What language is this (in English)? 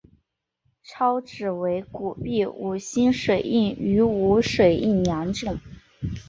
Chinese